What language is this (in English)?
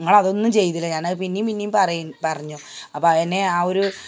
Malayalam